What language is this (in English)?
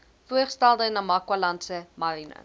Afrikaans